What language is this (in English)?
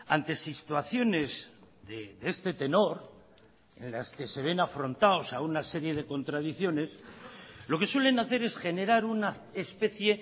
Spanish